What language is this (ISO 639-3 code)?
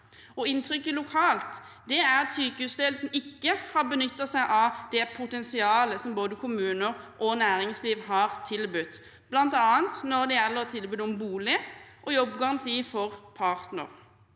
nor